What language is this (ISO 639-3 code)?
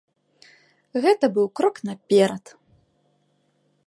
bel